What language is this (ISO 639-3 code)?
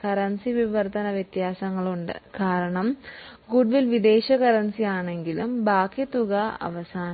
mal